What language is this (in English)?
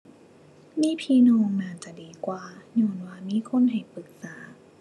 Thai